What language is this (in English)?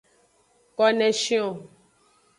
Aja (Benin)